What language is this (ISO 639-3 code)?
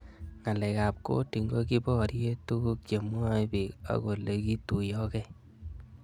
kln